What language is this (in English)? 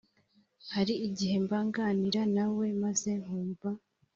Kinyarwanda